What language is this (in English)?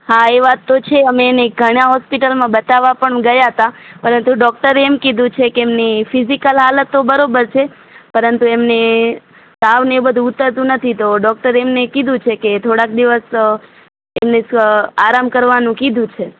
Gujarati